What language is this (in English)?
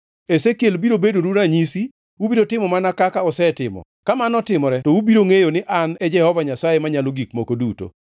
Luo (Kenya and Tanzania)